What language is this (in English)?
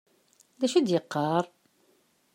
Kabyle